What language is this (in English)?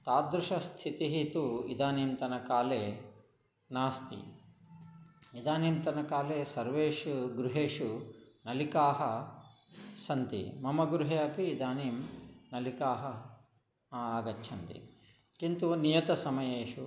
Sanskrit